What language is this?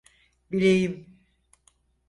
Turkish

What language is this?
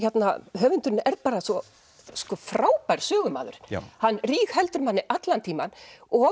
Icelandic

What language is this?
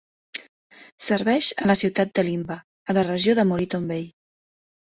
Catalan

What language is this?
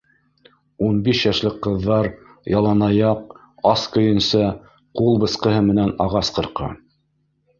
Bashkir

